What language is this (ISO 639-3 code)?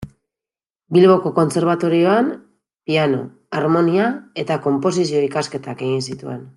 eus